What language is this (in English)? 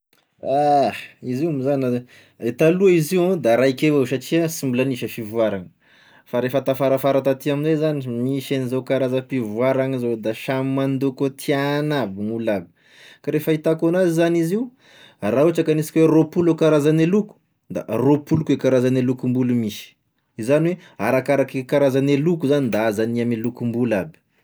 Tesaka Malagasy